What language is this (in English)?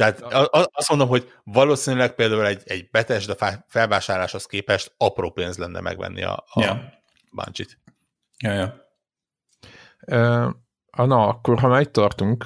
Hungarian